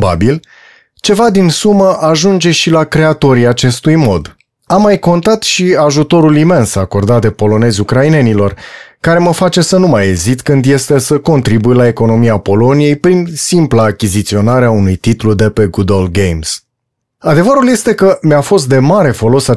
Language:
Romanian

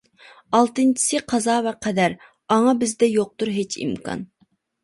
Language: Uyghur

